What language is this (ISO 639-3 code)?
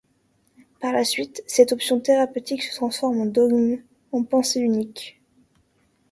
fra